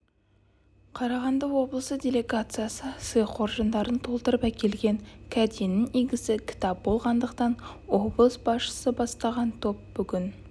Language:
Kazakh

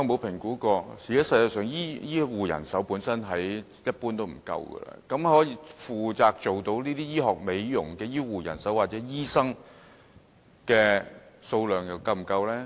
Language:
Cantonese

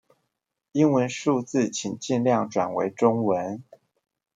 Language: Chinese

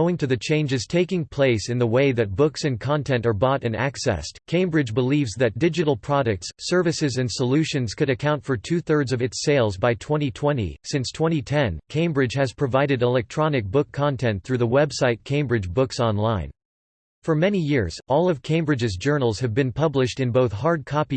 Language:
English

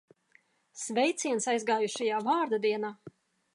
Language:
Latvian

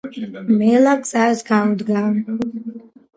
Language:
Georgian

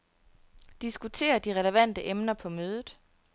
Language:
Danish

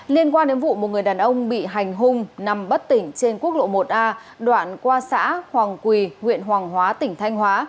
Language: Vietnamese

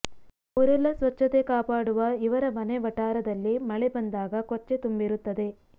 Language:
Kannada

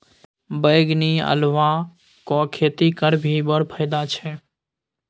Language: Maithili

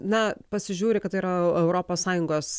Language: Lithuanian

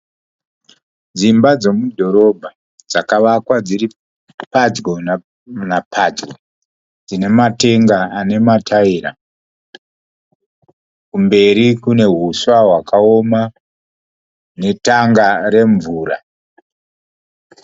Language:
Shona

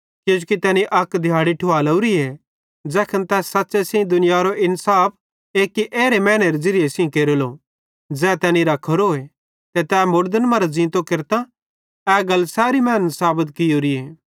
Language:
Bhadrawahi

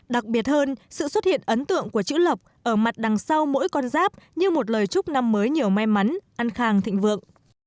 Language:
Vietnamese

